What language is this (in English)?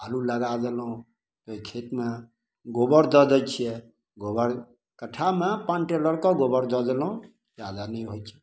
Maithili